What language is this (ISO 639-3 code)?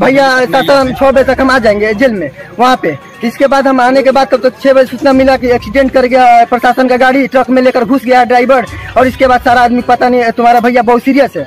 hin